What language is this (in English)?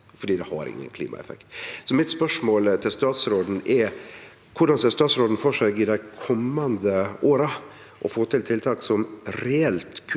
Norwegian